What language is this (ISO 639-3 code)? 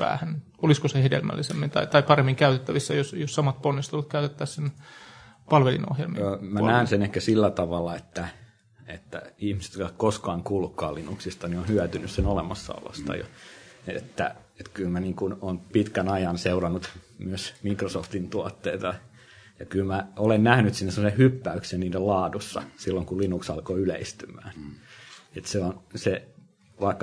fin